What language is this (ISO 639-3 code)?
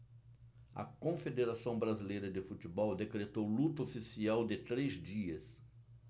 por